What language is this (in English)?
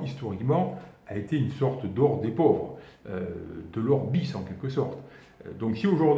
French